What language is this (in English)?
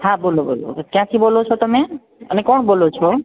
Gujarati